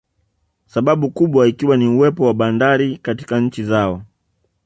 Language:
Swahili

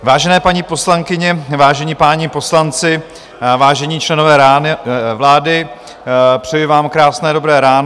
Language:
Czech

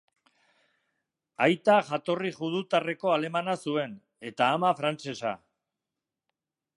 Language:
Basque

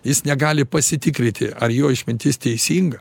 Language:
Lithuanian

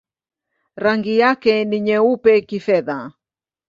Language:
Swahili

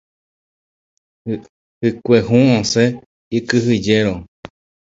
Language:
Guarani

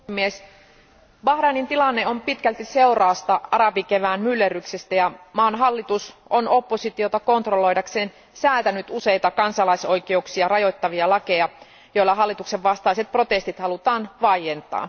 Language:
Finnish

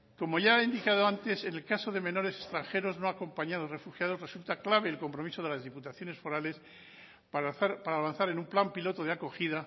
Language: Spanish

